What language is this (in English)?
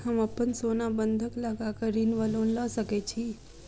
Maithili